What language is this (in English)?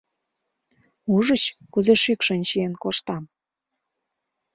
Mari